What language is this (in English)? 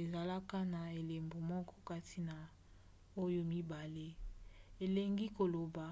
Lingala